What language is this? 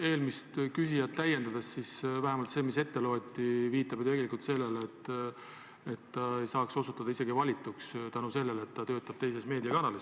Estonian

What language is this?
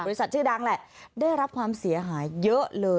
Thai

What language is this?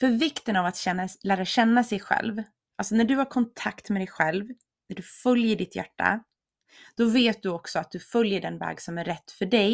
Swedish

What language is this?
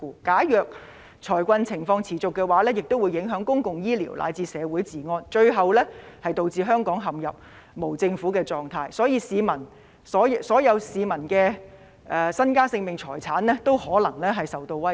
Cantonese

